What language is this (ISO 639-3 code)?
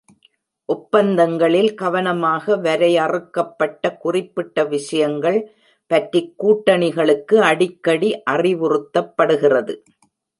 tam